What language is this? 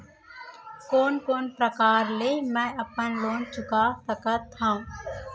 Chhattisgarhi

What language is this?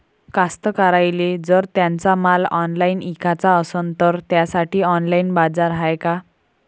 Marathi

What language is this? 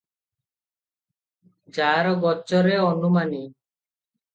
Odia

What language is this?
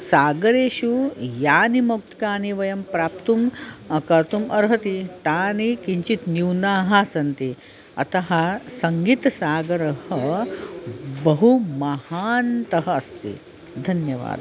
Sanskrit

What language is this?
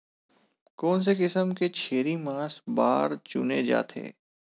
Chhattisgarhi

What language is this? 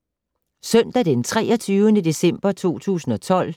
Danish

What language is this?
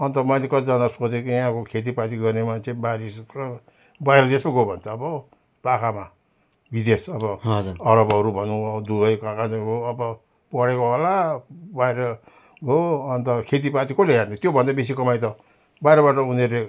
Nepali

